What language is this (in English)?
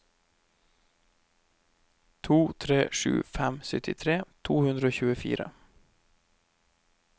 Norwegian